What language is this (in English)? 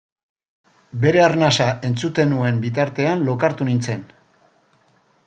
Basque